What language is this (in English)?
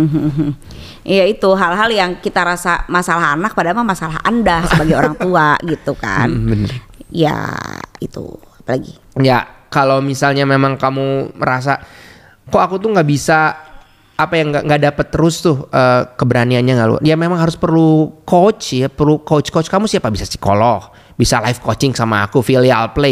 Indonesian